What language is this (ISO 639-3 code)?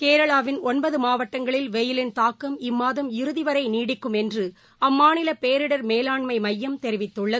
tam